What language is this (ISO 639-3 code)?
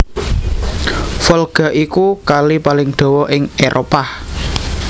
jav